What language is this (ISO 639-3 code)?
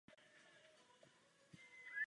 ces